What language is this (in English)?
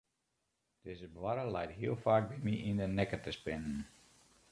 Western Frisian